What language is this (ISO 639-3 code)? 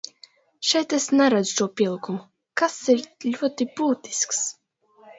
lav